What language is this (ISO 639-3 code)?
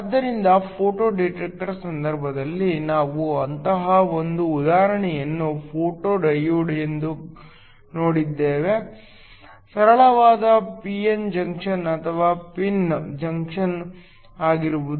kan